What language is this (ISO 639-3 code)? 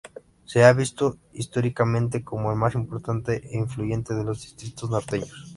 spa